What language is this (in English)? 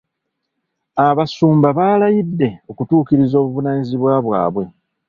Ganda